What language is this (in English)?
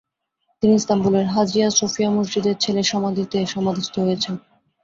Bangla